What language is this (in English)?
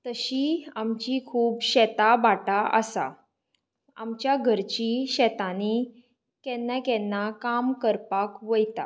Konkani